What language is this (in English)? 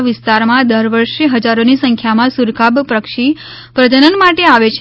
Gujarati